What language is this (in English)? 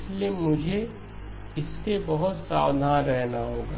Hindi